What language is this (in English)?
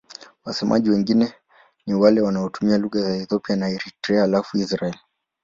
Swahili